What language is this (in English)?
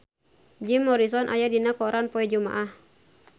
Sundanese